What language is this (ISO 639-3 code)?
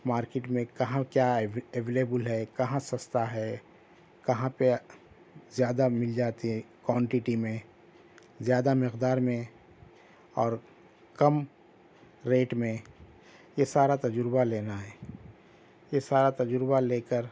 urd